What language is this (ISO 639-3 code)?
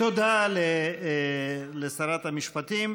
heb